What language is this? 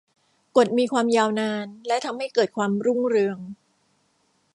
Thai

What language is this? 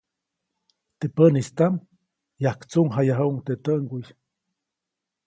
Copainalá Zoque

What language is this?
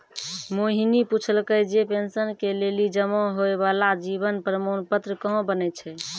Maithili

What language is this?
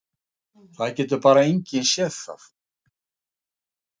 Icelandic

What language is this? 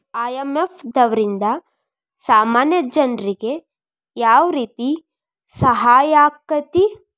Kannada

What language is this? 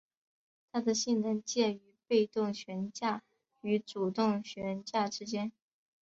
Chinese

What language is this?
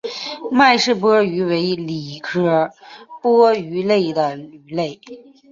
Chinese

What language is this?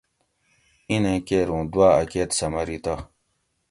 Gawri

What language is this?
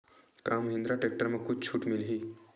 Chhattisgarhi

